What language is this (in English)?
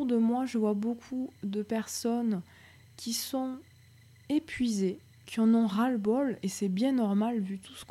French